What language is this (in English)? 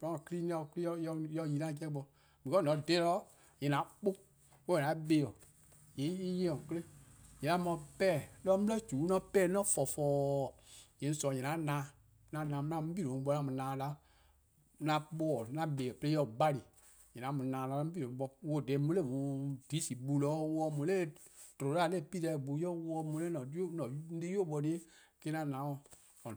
Eastern Krahn